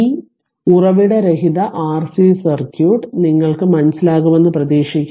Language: Malayalam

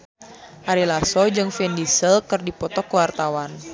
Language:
Sundanese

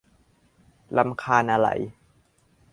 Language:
Thai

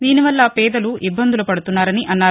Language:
Telugu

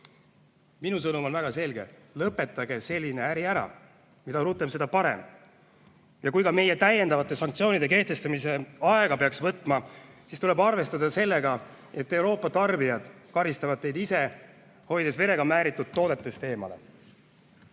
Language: Estonian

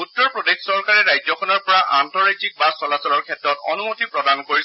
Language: Assamese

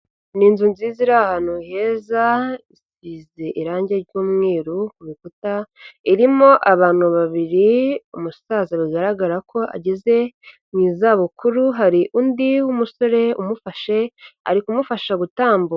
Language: Kinyarwanda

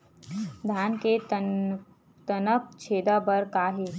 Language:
Chhattisgarhi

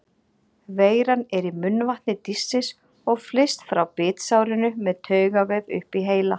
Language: Icelandic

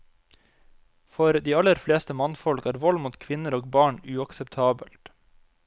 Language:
Norwegian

